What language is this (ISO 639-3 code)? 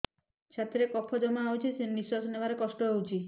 ori